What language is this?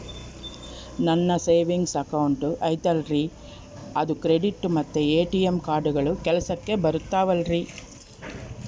Kannada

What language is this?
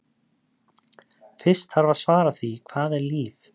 Icelandic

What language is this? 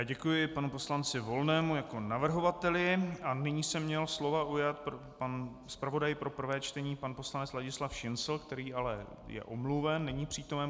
Czech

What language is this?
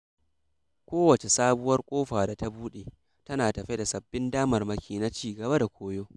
Hausa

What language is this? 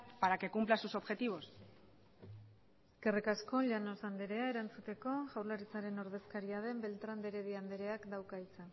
Basque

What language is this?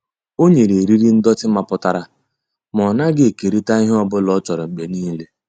Igbo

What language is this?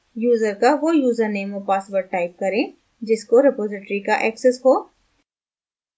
Hindi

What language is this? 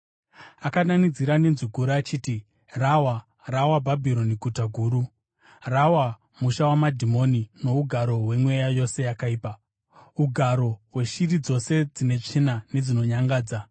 Shona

